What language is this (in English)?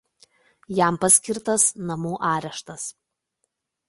Lithuanian